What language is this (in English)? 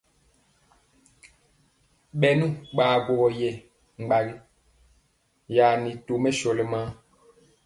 Mpiemo